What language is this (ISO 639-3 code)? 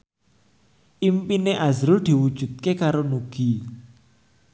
jav